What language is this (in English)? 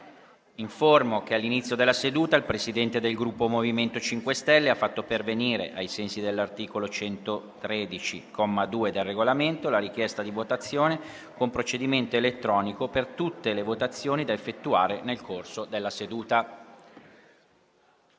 Italian